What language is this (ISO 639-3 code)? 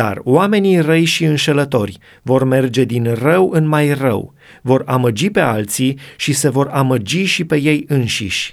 ron